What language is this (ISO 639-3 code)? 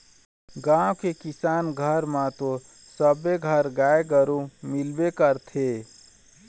hne